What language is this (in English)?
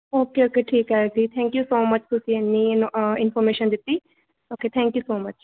Punjabi